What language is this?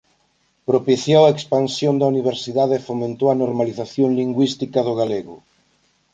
Galician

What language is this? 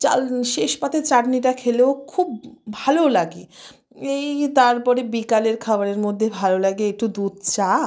Bangla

